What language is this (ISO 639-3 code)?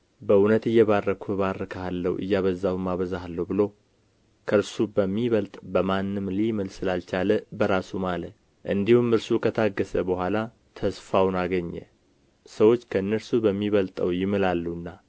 amh